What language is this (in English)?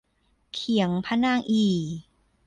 Thai